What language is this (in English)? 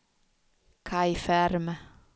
Swedish